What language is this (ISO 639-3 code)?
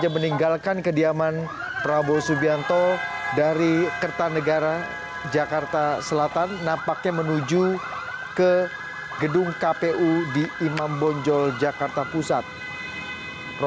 ind